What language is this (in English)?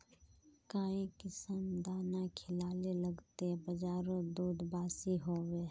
Magahi